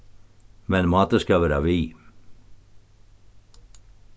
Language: Faroese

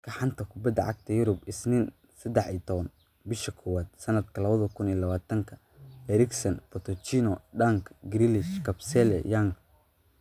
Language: Somali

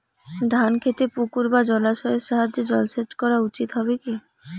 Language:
Bangla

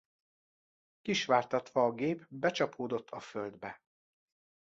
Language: Hungarian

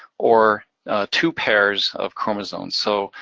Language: English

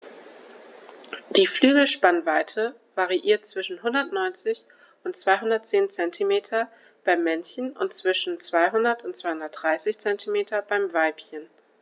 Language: German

